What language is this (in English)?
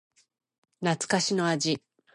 Japanese